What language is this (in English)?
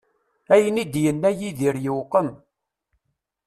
Kabyle